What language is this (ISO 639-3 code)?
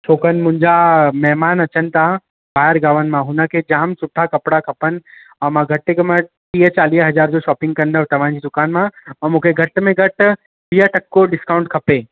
snd